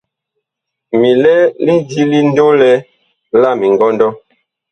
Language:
Bakoko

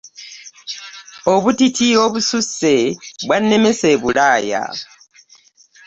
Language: Ganda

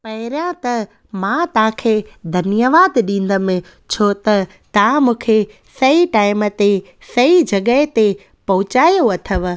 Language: Sindhi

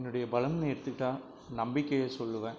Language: Tamil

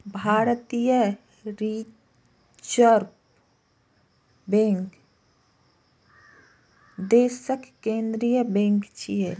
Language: Maithili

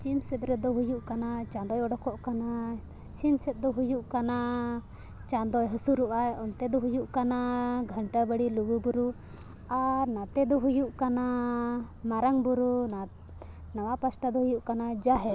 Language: Santali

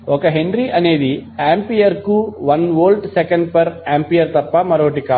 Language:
Telugu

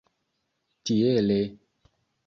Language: Esperanto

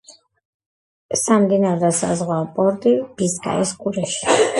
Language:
Georgian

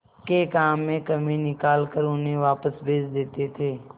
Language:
Hindi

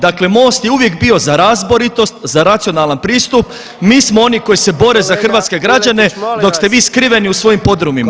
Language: Croatian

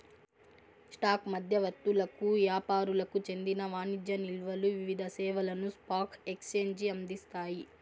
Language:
Telugu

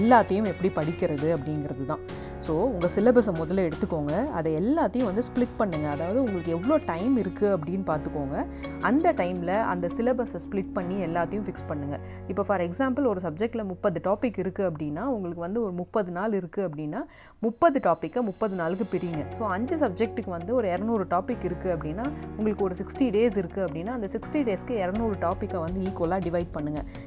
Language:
Tamil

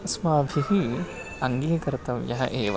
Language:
Sanskrit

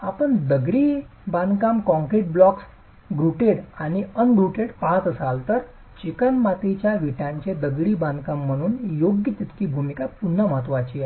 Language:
Marathi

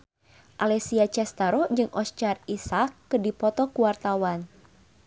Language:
Sundanese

